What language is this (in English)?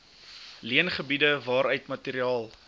Afrikaans